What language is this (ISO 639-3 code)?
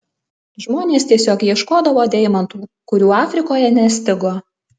lit